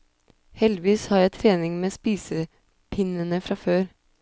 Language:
Norwegian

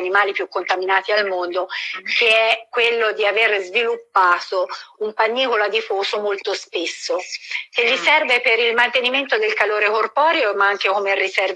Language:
Italian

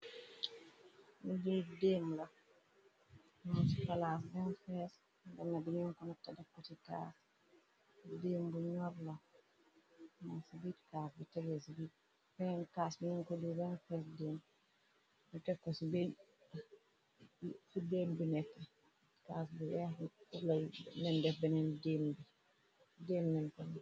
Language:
Wolof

